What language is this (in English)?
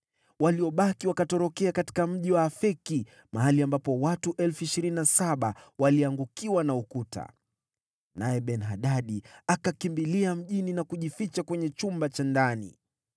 Swahili